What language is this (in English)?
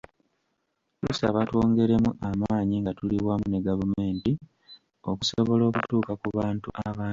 Ganda